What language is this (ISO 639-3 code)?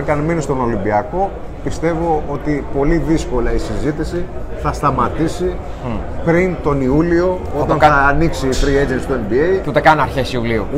ell